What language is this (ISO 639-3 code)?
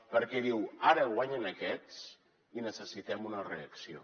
cat